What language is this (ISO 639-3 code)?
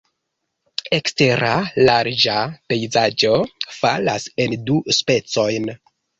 epo